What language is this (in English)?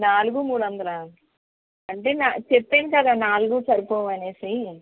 Telugu